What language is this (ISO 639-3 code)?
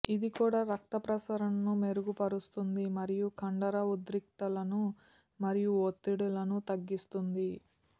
tel